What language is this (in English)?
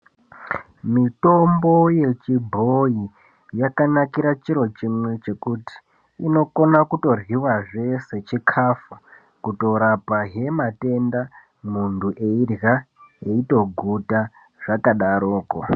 Ndau